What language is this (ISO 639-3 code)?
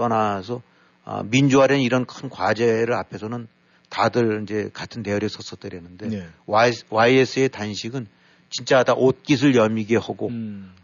kor